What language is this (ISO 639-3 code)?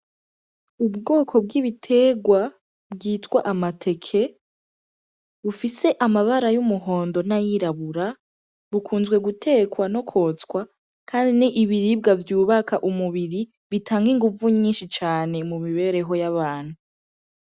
run